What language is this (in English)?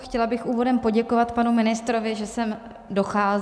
Czech